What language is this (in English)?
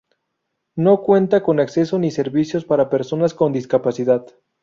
Spanish